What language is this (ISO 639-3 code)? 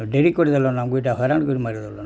ori